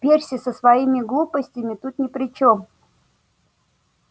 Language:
Russian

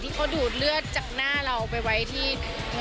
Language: Thai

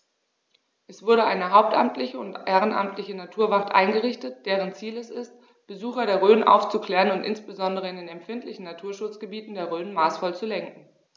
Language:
German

